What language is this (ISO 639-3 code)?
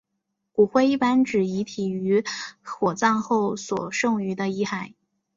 zho